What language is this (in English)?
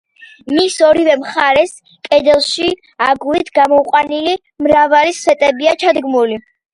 Georgian